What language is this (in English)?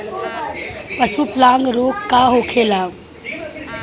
Bhojpuri